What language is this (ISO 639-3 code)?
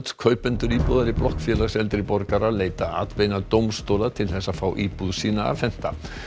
isl